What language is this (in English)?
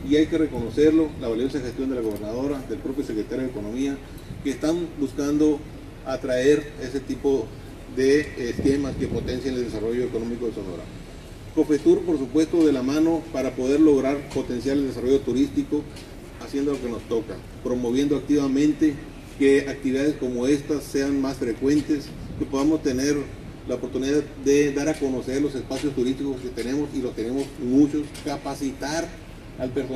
Spanish